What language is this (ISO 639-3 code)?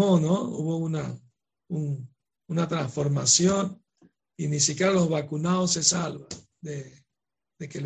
spa